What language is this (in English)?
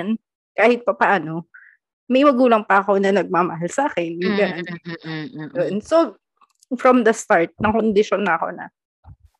Filipino